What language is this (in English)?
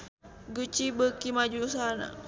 Sundanese